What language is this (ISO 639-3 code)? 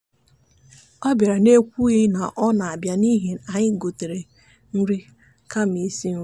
ibo